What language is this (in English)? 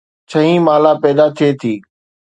Sindhi